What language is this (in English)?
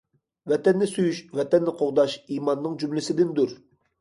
Uyghur